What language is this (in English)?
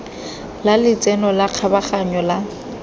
Tswana